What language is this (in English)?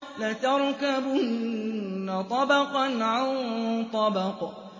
Arabic